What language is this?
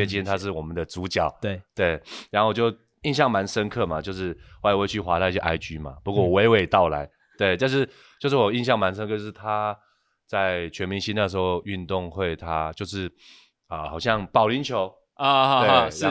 Chinese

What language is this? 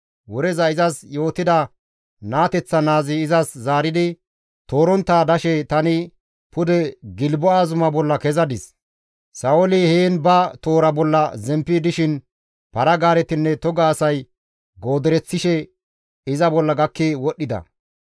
Gamo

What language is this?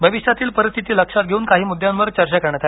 Marathi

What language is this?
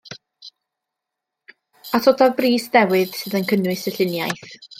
Welsh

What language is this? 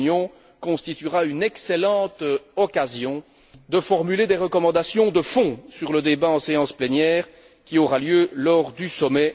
French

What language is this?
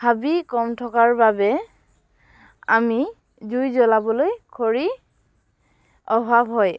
Assamese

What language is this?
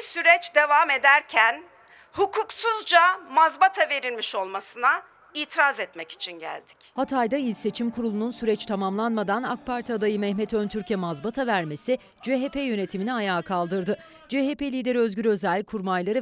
Turkish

